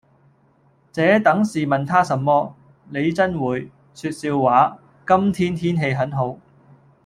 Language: Cantonese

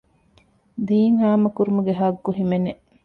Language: Divehi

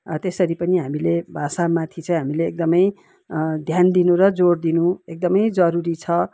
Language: Nepali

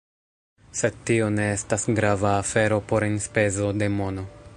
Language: Esperanto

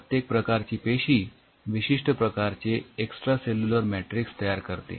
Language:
Marathi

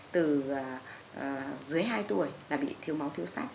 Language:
Vietnamese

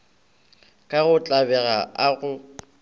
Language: Northern Sotho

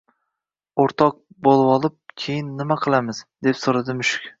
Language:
Uzbek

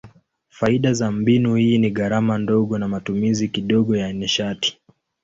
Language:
Swahili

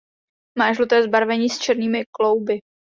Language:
Czech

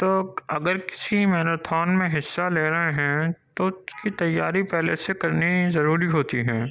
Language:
Urdu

